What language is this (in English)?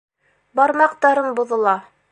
Bashkir